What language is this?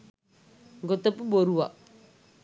Sinhala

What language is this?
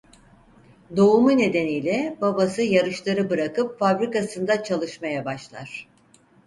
Turkish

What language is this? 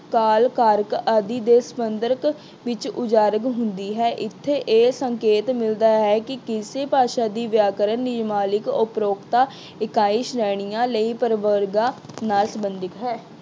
Punjabi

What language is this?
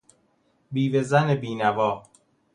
Persian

